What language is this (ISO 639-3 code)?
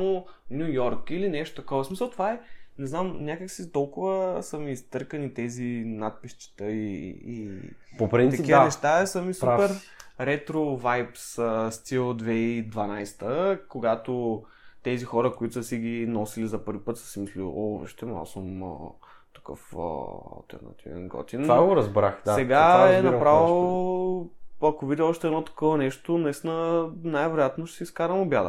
bul